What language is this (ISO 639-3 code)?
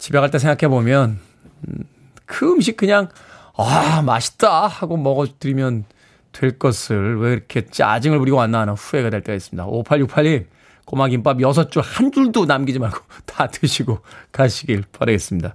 kor